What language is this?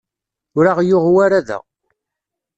Kabyle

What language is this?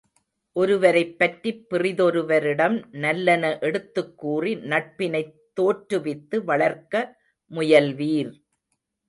Tamil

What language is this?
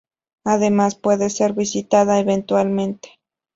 Spanish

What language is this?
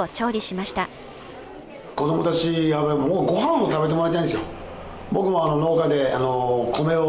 Japanese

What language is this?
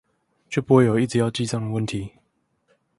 Chinese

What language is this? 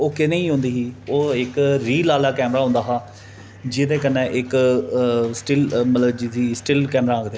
Dogri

